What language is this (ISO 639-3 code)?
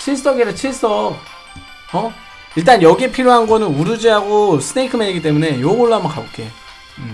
kor